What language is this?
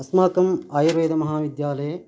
Sanskrit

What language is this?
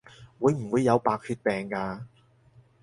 Cantonese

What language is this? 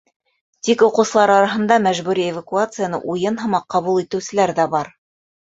Bashkir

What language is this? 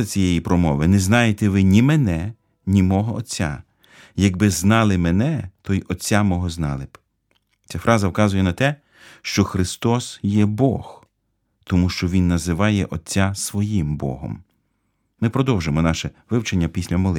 Ukrainian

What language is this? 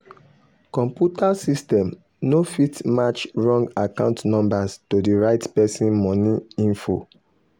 Nigerian Pidgin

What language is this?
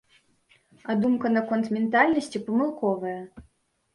Belarusian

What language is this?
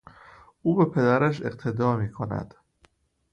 Persian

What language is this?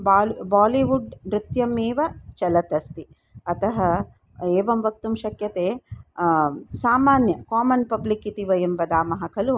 Sanskrit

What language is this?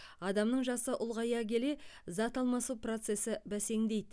Kazakh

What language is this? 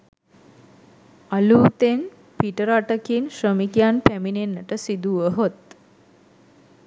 Sinhala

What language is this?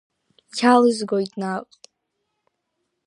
Abkhazian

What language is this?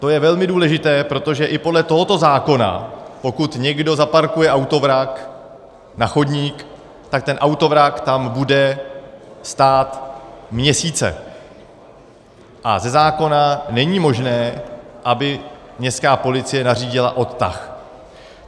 Czech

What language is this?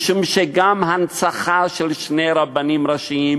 Hebrew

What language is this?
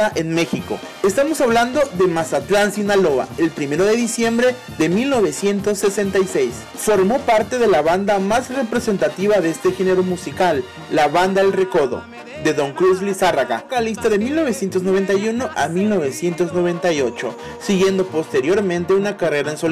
Spanish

